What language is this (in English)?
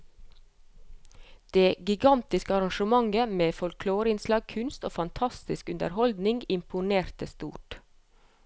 Norwegian